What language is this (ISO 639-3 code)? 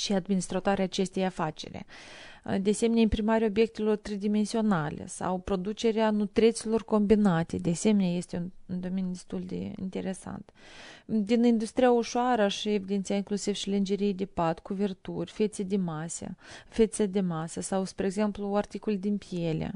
ron